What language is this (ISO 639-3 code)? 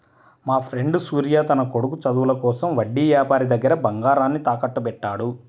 tel